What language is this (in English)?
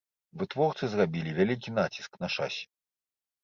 Belarusian